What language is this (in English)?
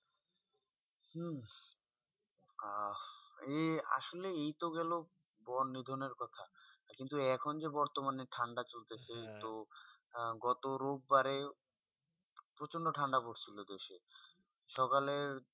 Bangla